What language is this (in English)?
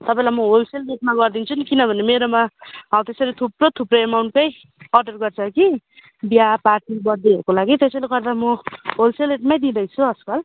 Nepali